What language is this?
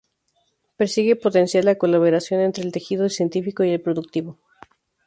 Spanish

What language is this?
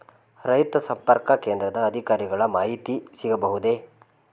Kannada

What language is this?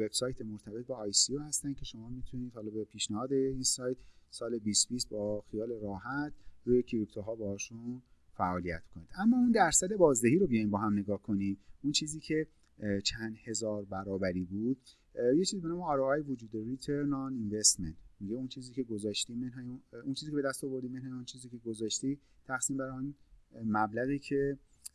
Persian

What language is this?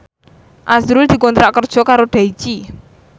Javanese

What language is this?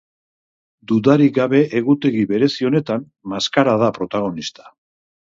Basque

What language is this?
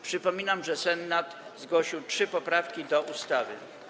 Polish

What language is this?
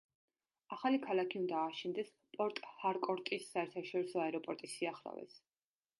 Georgian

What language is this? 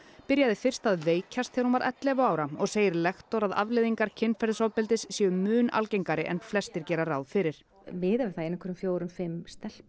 Icelandic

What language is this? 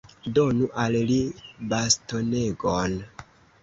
Esperanto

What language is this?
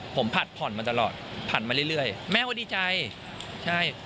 Thai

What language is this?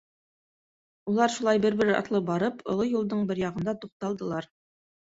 Bashkir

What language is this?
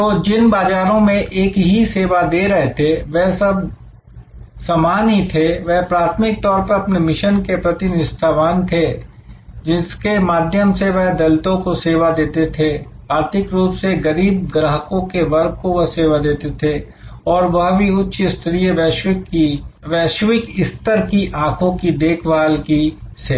Hindi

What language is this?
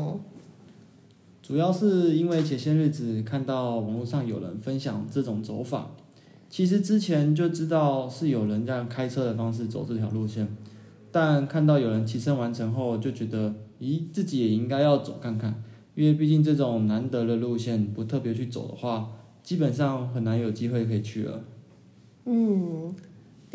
Chinese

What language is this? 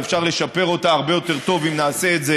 Hebrew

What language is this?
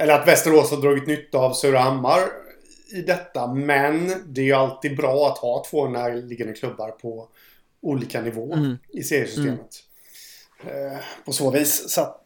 Swedish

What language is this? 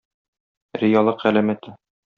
Tatar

